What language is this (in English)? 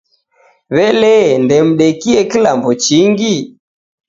Taita